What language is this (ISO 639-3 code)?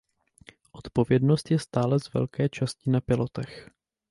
ces